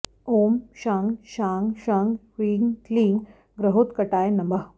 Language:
Sanskrit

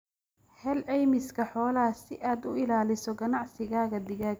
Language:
Somali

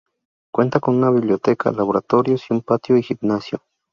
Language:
Spanish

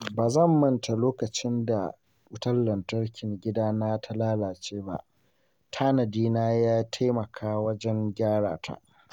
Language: Hausa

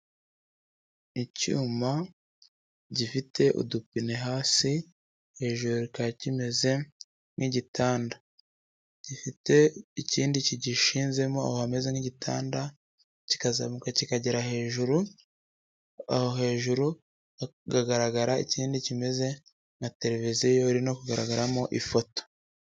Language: Kinyarwanda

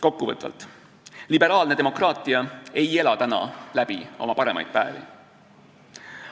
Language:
Estonian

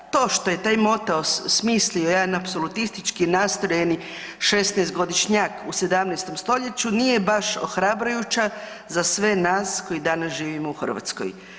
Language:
Croatian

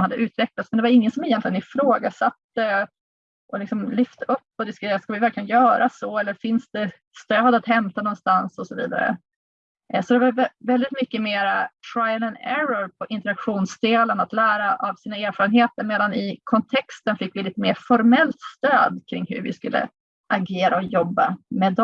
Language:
Swedish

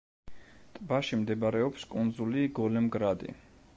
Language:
Georgian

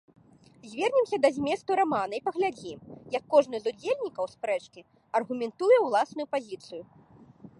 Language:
Belarusian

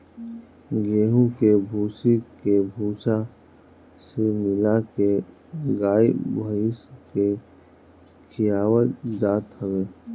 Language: Bhojpuri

